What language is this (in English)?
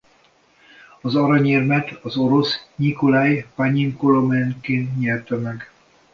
Hungarian